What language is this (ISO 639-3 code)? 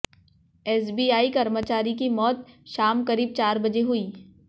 hin